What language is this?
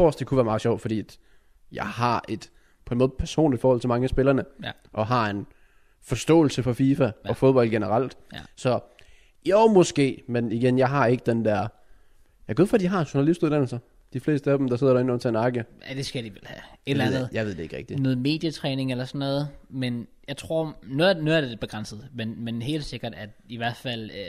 Danish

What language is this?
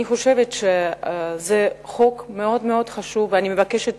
Hebrew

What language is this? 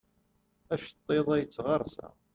Kabyle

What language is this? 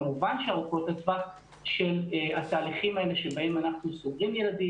Hebrew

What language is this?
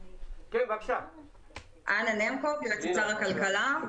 Hebrew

